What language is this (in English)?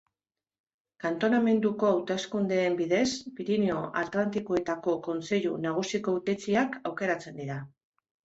Basque